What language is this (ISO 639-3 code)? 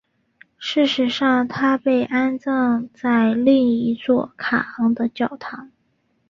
zho